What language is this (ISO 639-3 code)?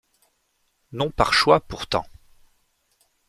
fra